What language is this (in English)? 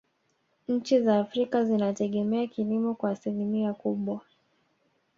Swahili